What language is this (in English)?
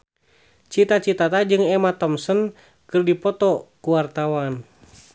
Sundanese